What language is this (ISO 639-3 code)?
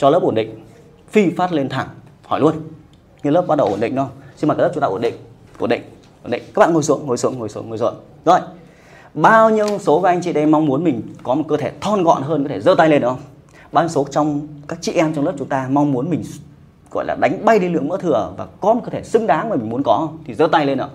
vie